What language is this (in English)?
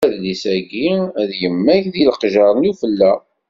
Kabyle